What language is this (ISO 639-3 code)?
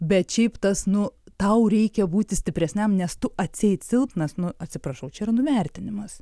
lit